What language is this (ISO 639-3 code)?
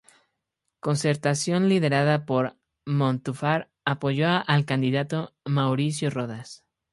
spa